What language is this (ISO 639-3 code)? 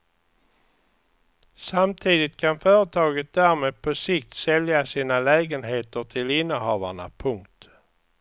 swe